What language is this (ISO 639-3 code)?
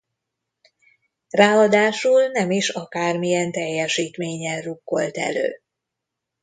hun